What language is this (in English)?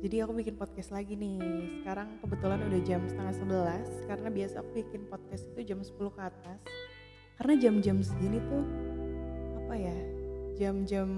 Indonesian